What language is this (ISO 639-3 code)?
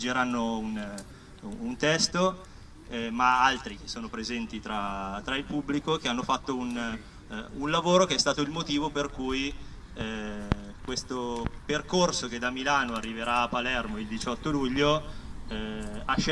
ita